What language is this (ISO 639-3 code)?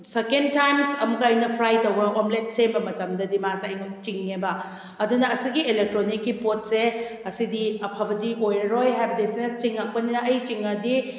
mni